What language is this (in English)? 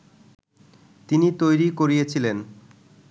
Bangla